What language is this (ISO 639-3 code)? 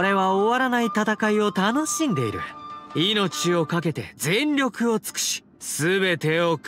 jpn